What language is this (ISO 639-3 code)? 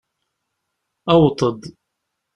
kab